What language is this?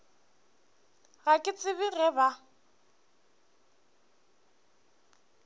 Northern Sotho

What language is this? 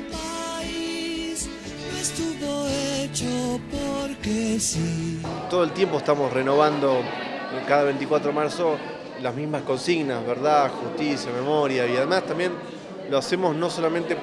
Spanish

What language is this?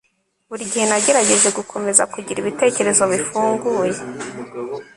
Kinyarwanda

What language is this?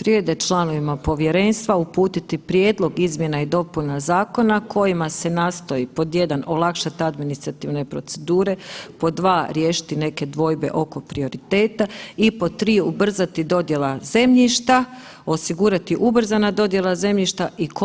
Croatian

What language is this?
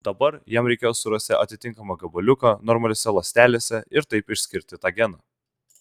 Lithuanian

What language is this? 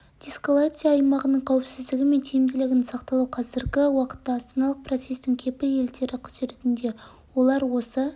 Kazakh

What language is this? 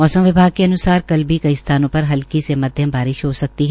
Hindi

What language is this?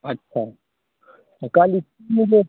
Maithili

